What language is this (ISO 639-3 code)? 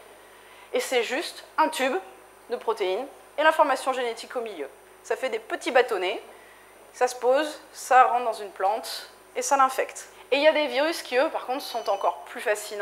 fra